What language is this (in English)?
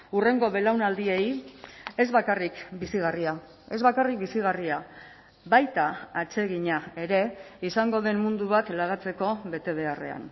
Basque